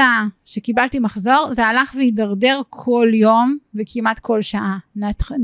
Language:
Hebrew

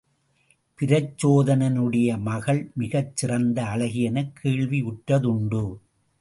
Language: Tamil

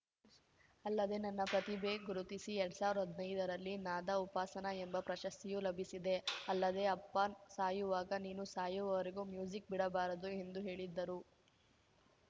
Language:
Kannada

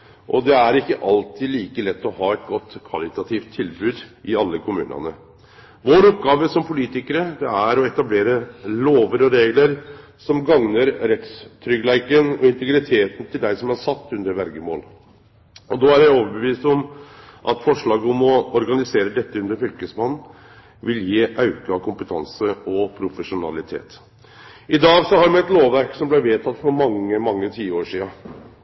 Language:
Norwegian Nynorsk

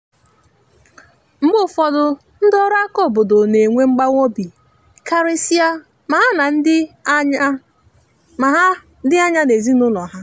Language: Igbo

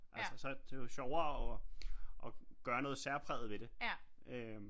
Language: Danish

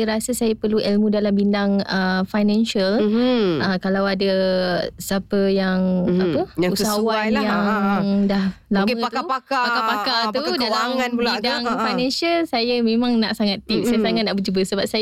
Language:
Malay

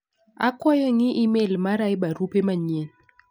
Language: Luo (Kenya and Tanzania)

